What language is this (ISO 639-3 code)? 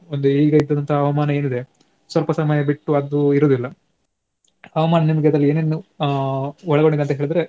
kan